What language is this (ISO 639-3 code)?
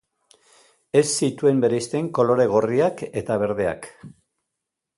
eus